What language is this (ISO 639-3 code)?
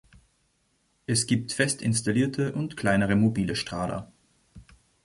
deu